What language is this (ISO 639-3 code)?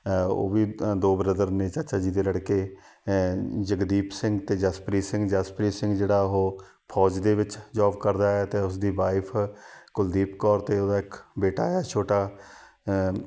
pan